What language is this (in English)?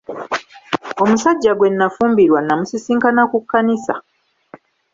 Ganda